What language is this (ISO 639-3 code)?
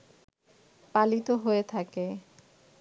ben